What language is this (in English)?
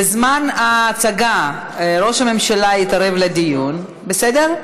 Hebrew